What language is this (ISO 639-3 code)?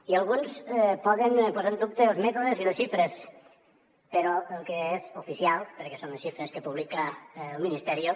cat